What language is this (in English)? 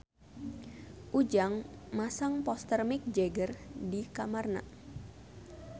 Sundanese